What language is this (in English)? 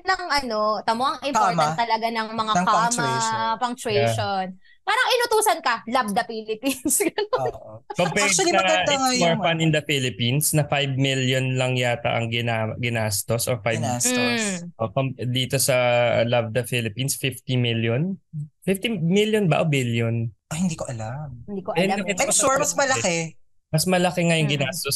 Filipino